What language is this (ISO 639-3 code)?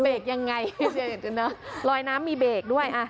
tha